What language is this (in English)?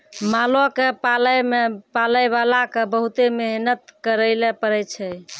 Maithili